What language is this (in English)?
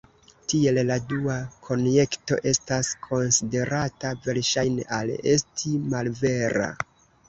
Esperanto